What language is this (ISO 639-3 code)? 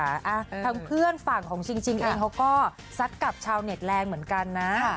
tha